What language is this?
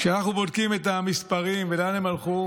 Hebrew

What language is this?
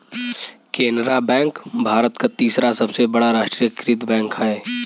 Bhojpuri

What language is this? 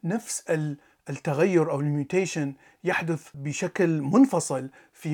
Arabic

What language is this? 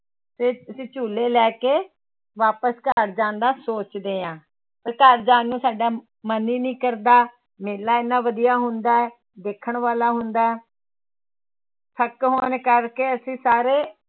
Punjabi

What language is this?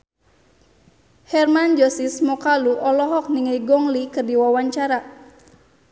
Sundanese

